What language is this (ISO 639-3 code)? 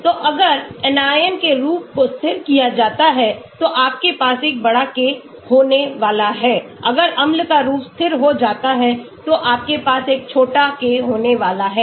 hin